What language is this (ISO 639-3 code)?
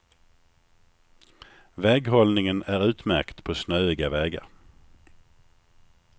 swe